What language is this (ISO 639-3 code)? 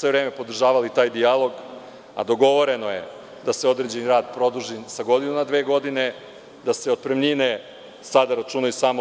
srp